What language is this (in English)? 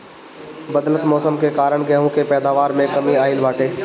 Bhojpuri